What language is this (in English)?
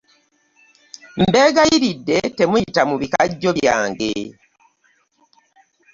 Ganda